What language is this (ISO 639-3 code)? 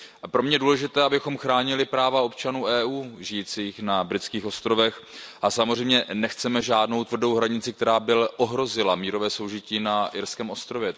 ces